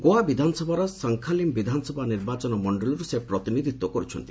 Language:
Odia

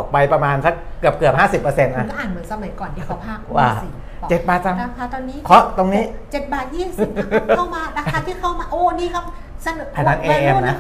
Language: Thai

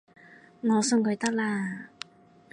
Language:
Cantonese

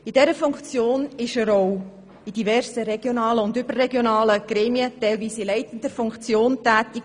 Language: Swiss German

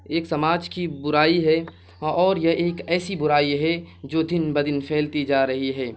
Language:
Urdu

